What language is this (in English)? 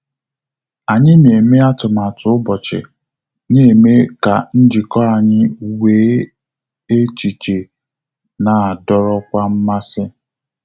Igbo